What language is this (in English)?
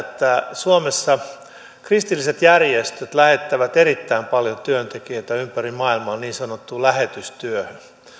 Finnish